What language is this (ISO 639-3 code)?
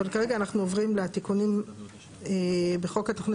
heb